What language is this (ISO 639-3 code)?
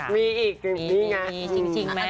tha